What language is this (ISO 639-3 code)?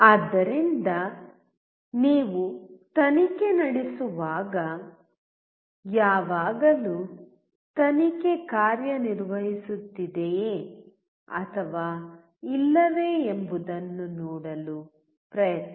kan